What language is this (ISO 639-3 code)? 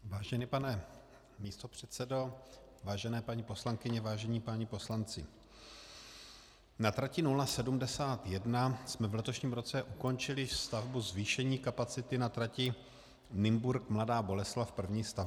ces